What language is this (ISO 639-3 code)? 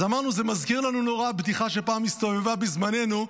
heb